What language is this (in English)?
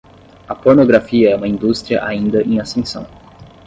Portuguese